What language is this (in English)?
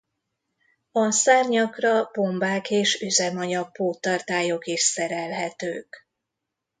Hungarian